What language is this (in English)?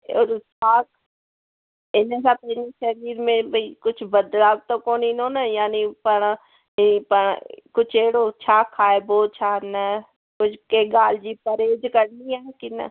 Sindhi